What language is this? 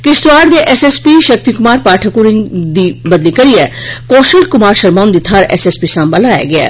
Dogri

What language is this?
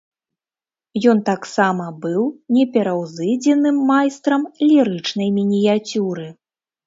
Belarusian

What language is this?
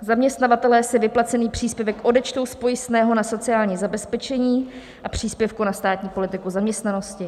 Czech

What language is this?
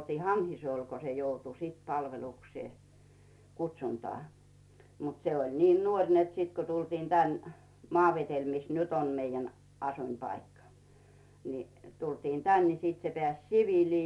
Finnish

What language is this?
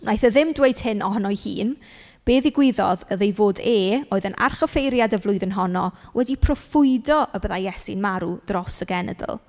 Welsh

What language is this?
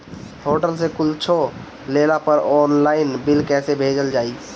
Bhojpuri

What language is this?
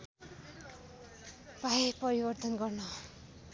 Nepali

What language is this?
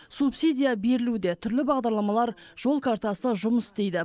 Kazakh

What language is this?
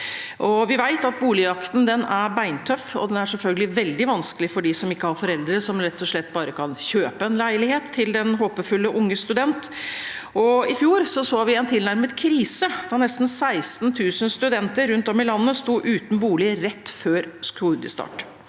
Norwegian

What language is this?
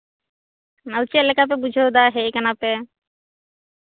Santali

